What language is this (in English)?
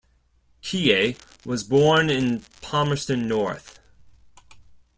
English